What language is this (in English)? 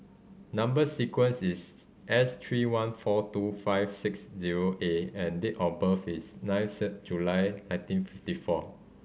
English